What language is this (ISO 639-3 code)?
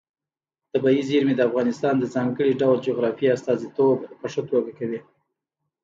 pus